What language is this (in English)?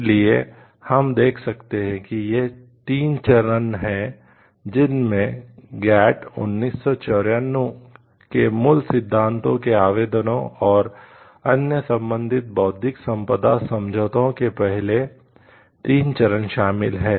Hindi